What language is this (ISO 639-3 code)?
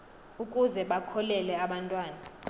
xho